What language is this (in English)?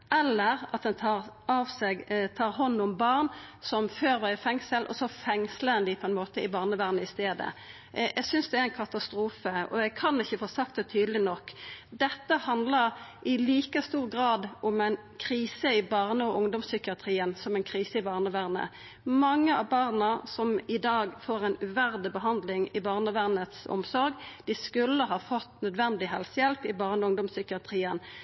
Norwegian Nynorsk